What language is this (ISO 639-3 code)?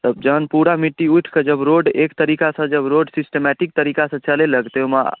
mai